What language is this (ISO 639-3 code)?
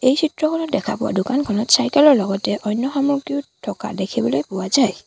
asm